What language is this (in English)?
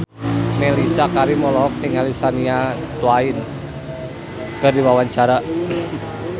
Sundanese